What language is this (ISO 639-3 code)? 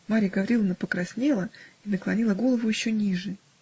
rus